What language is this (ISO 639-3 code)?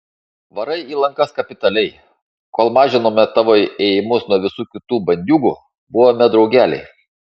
lit